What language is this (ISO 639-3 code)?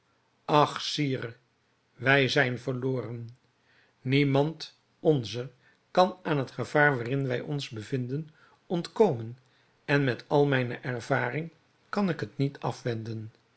nld